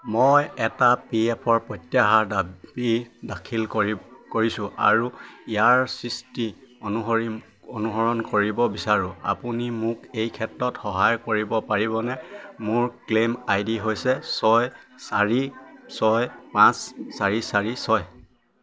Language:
Assamese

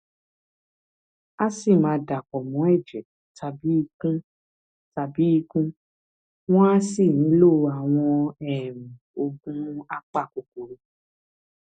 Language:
Yoruba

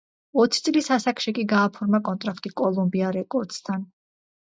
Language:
Georgian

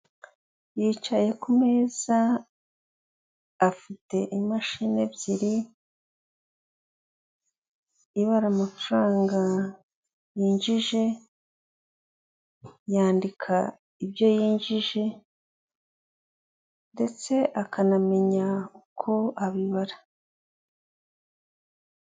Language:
Kinyarwanda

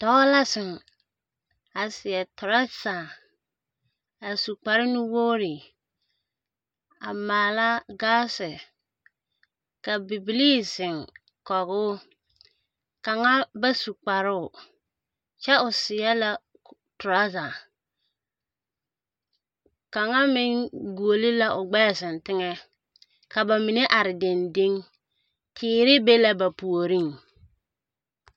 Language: Southern Dagaare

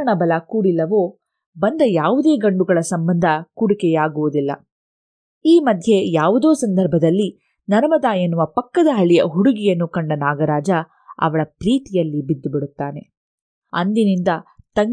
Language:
Kannada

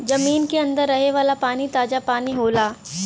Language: Bhojpuri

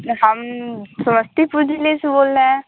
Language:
Hindi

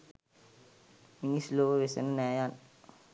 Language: Sinhala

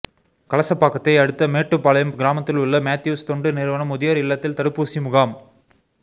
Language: Tamil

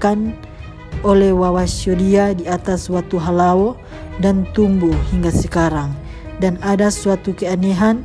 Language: Indonesian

